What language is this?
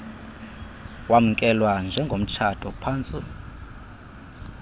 Xhosa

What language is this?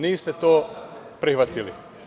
Serbian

